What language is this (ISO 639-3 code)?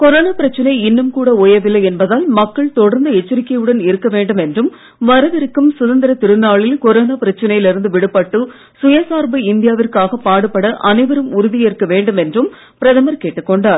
tam